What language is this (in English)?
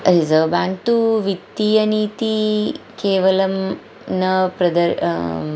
Sanskrit